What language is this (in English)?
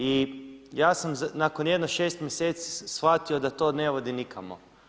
Croatian